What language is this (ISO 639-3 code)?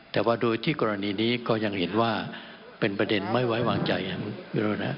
tha